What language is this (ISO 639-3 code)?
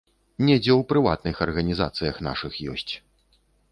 bel